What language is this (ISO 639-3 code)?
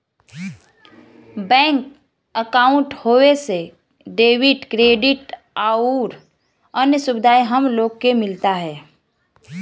bho